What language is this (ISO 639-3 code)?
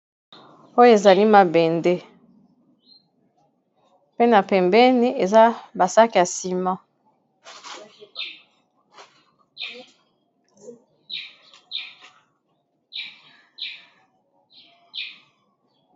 lin